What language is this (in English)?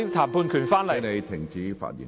Cantonese